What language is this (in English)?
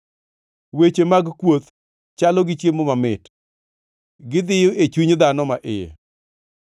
Luo (Kenya and Tanzania)